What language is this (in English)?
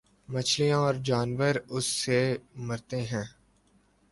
Urdu